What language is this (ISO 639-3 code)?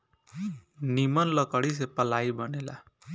bho